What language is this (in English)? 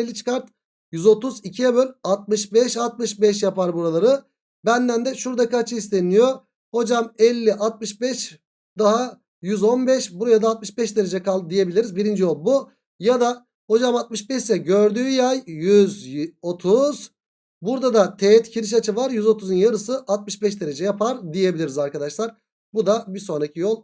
Turkish